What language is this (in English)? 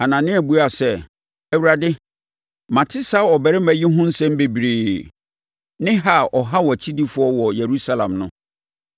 Akan